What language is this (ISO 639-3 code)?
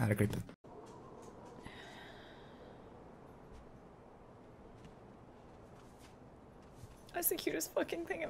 nor